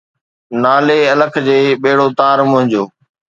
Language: Sindhi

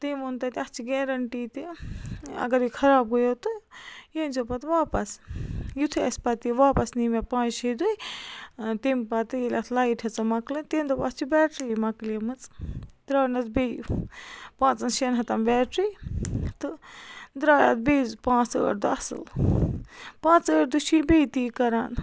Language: Kashmiri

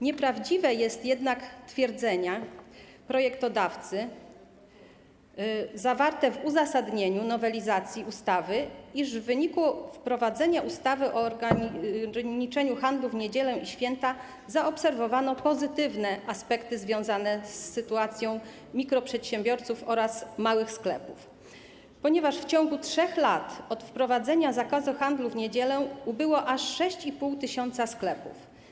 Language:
Polish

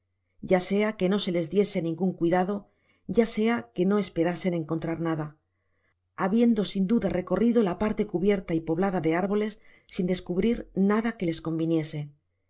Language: Spanish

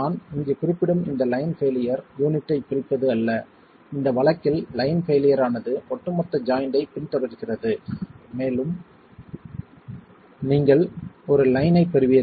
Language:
Tamil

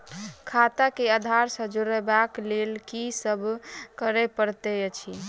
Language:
Maithili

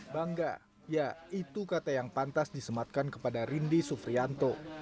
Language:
Indonesian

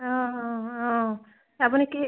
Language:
Assamese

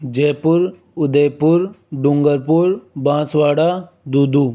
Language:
Hindi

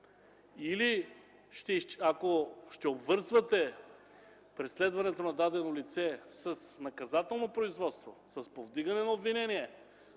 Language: Bulgarian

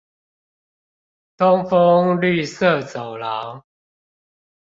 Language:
Chinese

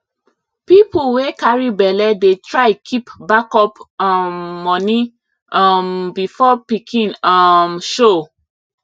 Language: Nigerian Pidgin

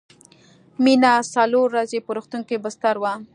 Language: Pashto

